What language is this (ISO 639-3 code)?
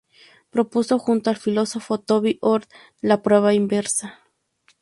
spa